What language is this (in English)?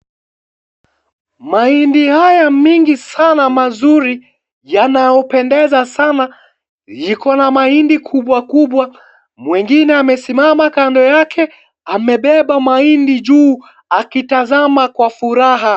Swahili